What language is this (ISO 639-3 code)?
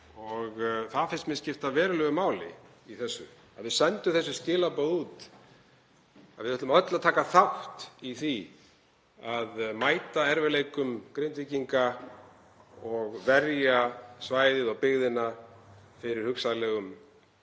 isl